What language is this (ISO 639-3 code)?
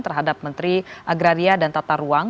ind